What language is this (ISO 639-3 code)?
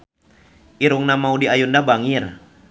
sun